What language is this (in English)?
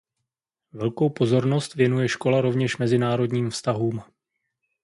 Czech